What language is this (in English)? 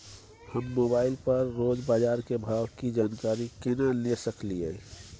Maithili